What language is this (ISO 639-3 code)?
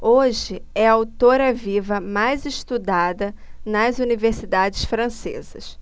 por